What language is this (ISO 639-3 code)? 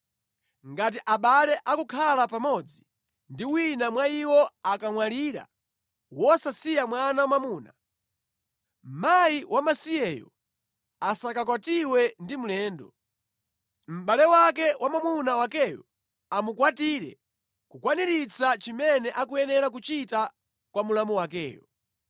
nya